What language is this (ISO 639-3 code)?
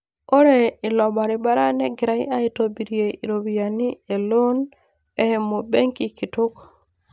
mas